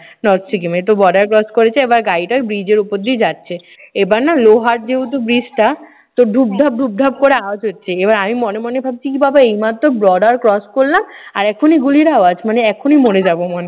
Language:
Bangla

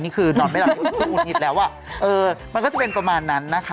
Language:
Thai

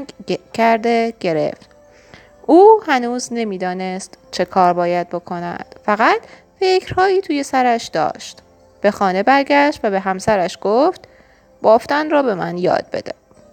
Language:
Persian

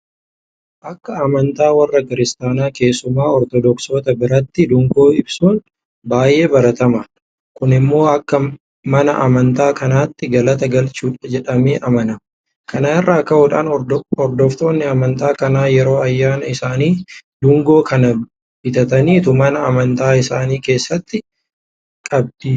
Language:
Oromo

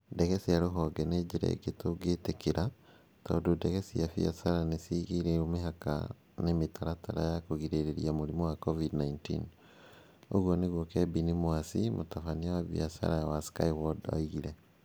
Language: Kikuyu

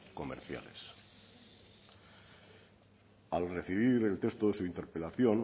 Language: Spanish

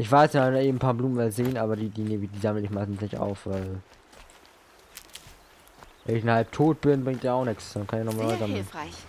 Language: German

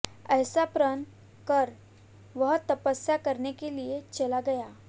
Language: Hindi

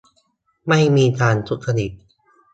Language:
Thai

